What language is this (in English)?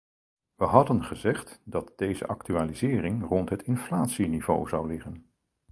Dutch